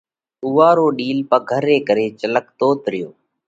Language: Parkari Koli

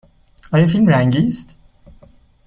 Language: Persian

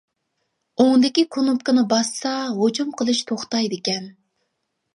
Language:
Uyghur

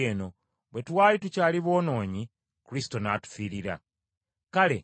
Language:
Ganda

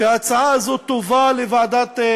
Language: Hebrew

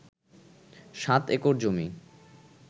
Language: Bangla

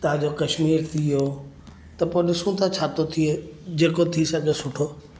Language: Sindhi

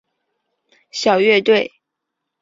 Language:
Chinese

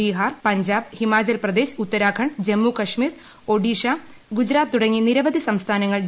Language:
Malayalam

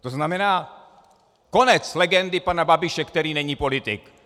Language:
Czech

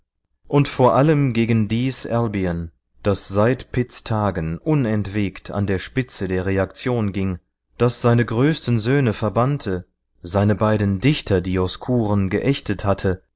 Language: German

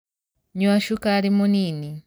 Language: Kikuyu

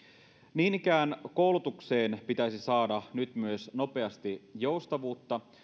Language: Finnish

